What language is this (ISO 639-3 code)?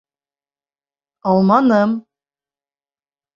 bak